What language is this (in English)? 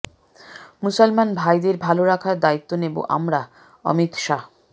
Bangla